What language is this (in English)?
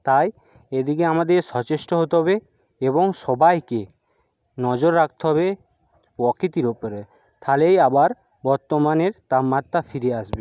Bangla